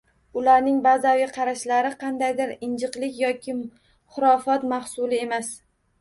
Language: Uzbek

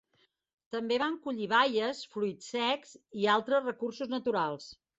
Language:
Catalan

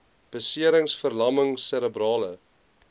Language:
Afrikaans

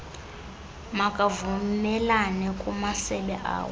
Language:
Xhosa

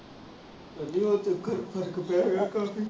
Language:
Punjabi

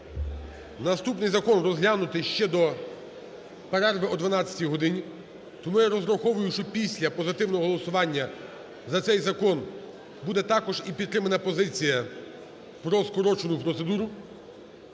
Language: Ukrainian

